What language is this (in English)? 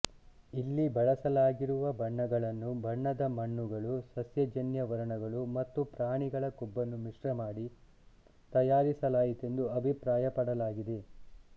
Kannada